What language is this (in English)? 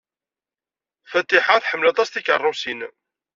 Kabyle